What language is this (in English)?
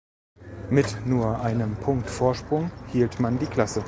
German